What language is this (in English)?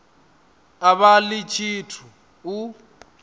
Venda